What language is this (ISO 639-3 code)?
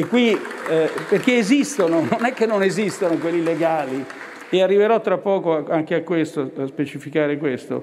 ita